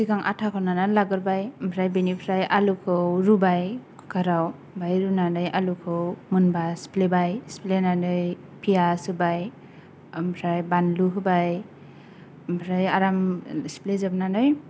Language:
Bodo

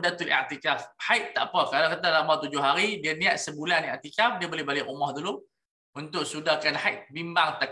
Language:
Malay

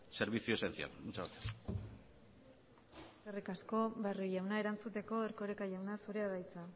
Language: Basque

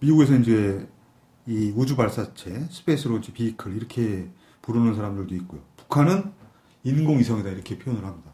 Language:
Korean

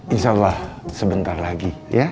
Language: Indonesian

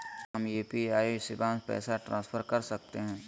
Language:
Magahi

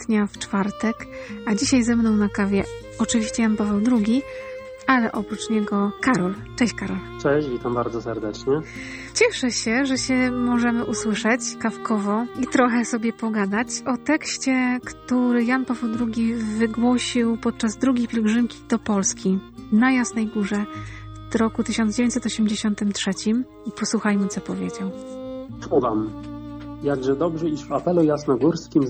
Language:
Polish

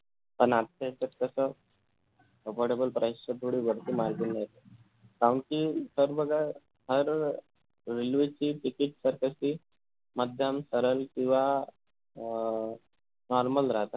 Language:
Marathi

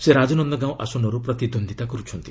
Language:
Odia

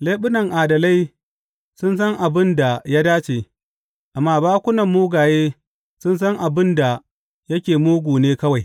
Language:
Hausa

